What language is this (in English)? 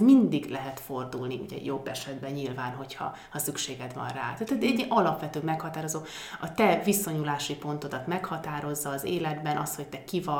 Hungarian